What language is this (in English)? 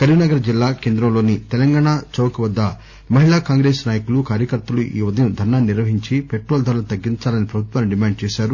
Telugu